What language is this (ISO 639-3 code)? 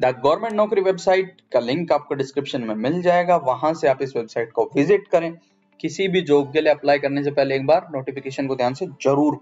hin